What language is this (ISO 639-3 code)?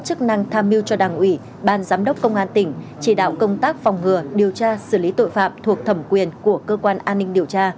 vie